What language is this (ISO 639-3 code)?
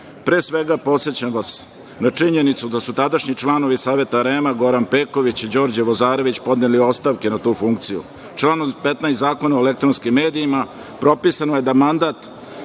srp